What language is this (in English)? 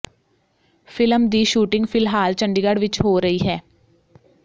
Punjabi